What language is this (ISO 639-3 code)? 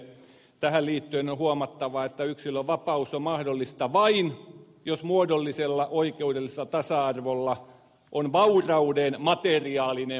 fin